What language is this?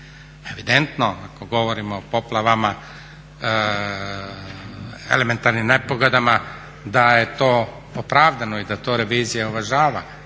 Croatian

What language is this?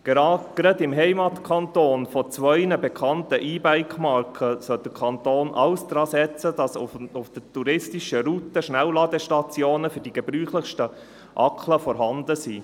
Swiss German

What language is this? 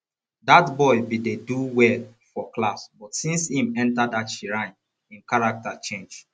Nigerian Pidgin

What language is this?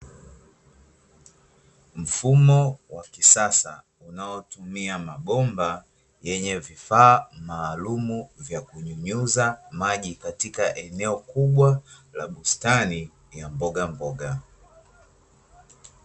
Swahili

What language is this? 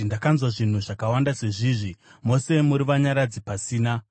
Shona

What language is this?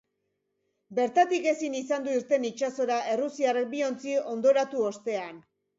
Basque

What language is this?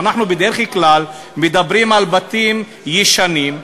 Hebrew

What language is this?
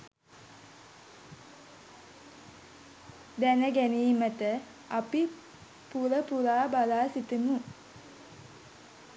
Sinhala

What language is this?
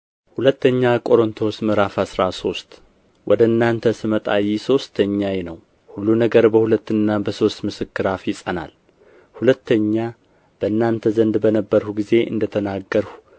Amharic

